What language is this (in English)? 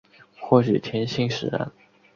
Chinese